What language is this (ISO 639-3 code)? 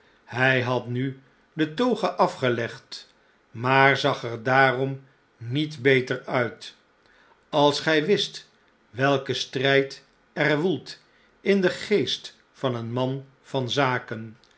nld